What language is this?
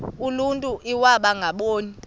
Xhosa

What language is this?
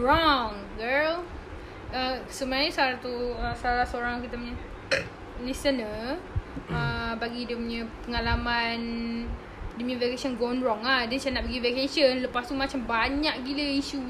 Malay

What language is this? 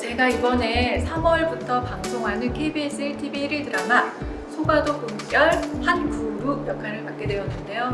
Korean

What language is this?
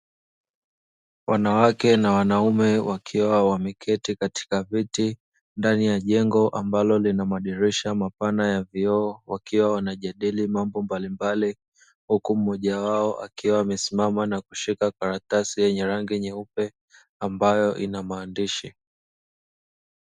Swahili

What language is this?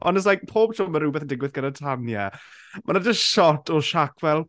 Welsh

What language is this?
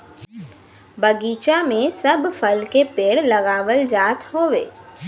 Bhojpuri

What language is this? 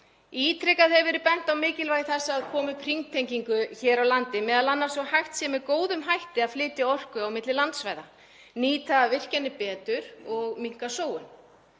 Icelandic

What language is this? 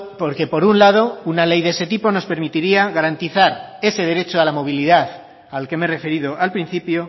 Spanish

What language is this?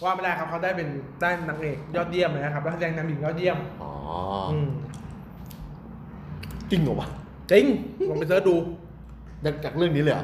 Thai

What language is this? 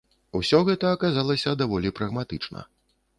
Belarusian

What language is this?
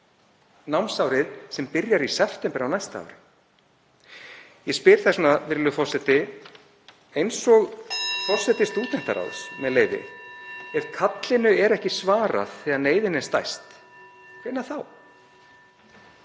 Icelandic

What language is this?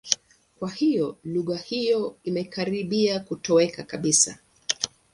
Swahili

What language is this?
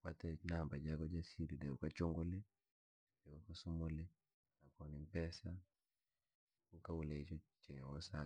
Langi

